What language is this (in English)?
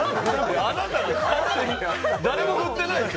Japanese